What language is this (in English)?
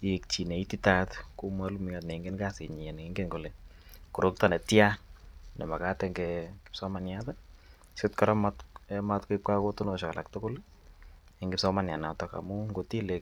Kalenjin